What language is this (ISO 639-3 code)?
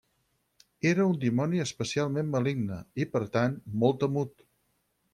cat